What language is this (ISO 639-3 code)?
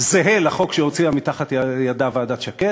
heb